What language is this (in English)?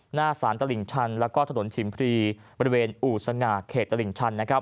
Thai